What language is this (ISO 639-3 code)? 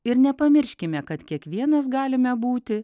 lit